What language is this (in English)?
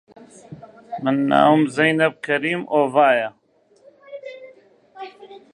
Central Kurdish